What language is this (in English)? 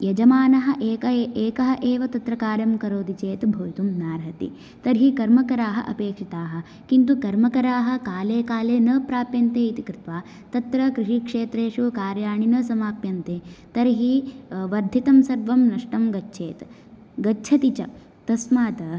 Sanskrit